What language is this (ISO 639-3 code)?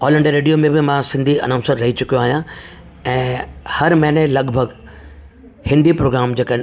snd